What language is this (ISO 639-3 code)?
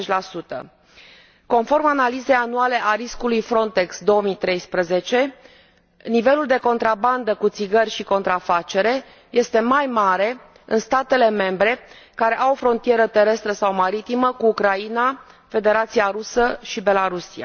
ron